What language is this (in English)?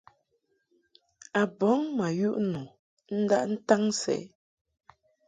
Mungaka